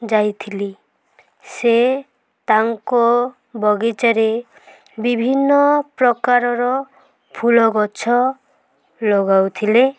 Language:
Odia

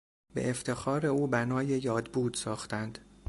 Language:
Persian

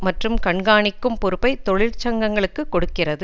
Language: Tamil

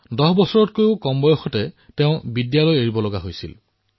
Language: Assamese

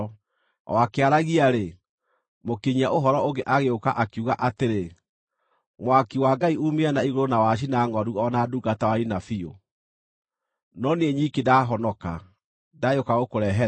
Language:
Kikuyu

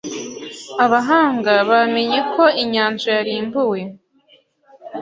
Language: Kinyarwanda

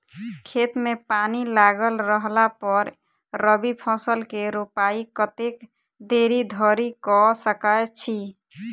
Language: Maithili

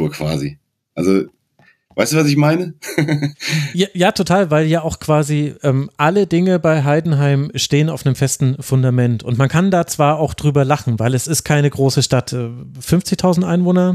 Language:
German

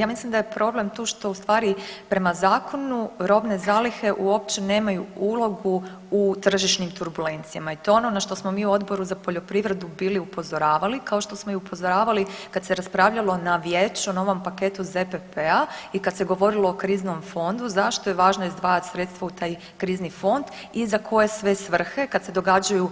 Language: Croatian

